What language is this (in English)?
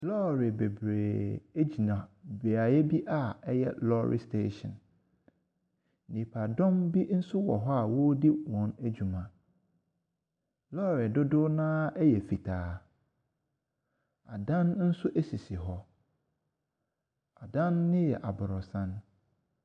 Akan